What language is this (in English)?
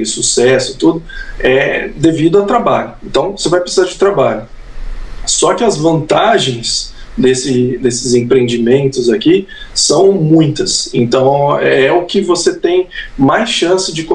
Portuguese